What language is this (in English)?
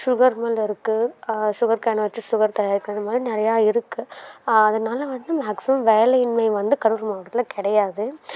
Tamil